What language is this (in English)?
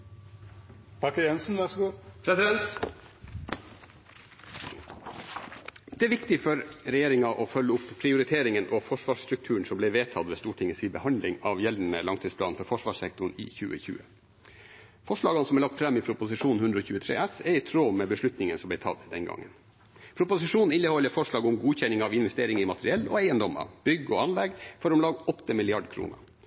Norwegian